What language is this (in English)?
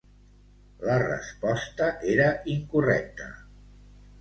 Catalan